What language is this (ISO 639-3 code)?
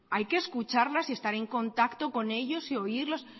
spa